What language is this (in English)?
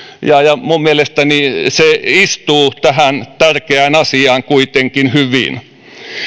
Finnish